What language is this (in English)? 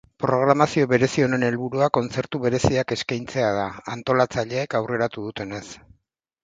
Basque